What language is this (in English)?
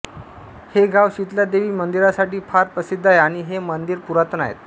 Marathi